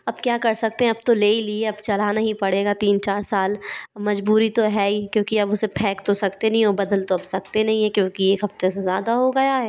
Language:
Hindi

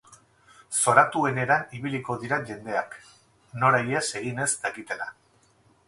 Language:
Basque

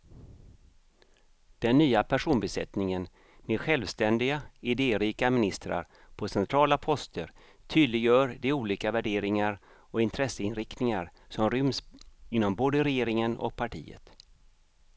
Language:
Swedish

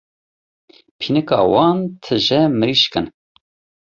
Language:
Kurdish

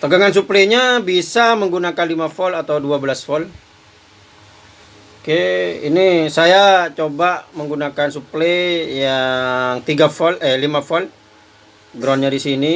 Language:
Indonesian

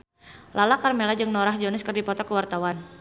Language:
Sundanese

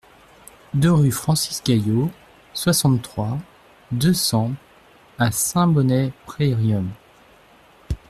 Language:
French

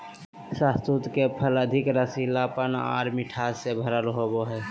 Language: Magahi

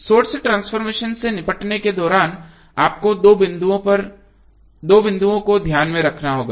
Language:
Hindi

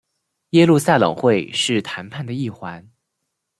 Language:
Chinese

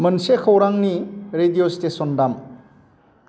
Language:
Bodo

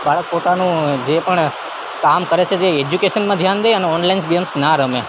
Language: Gujarati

